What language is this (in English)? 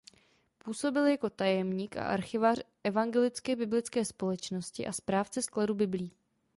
Czech